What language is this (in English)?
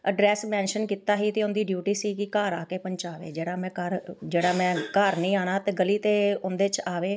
Punjabi